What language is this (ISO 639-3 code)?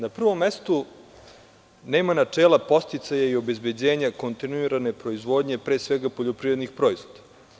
srp